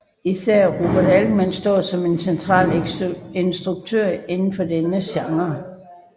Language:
Danish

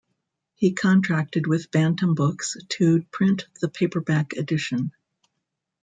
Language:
English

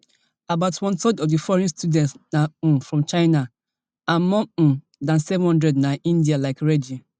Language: Nigerian Pidgin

